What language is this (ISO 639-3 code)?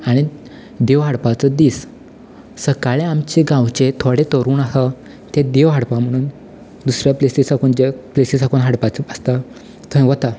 kok